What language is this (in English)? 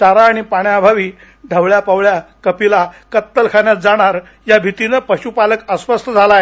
Marathi